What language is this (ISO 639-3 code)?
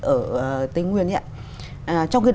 vie